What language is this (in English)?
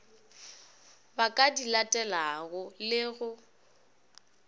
Northern Sotho